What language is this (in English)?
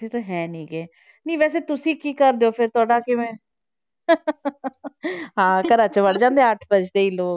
Punjabi